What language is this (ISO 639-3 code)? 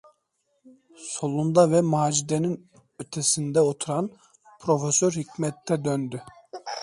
tur